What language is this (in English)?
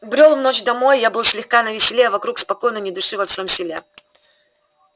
Russian